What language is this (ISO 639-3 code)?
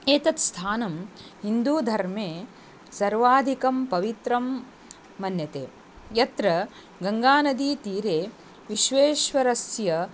san